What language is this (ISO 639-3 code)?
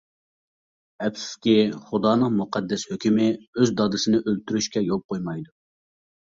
uig